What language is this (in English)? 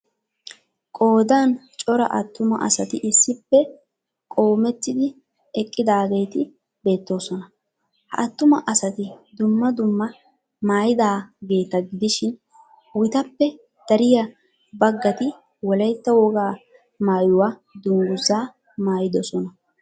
Wolaytta